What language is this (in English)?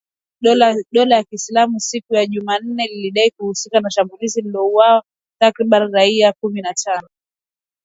Swahili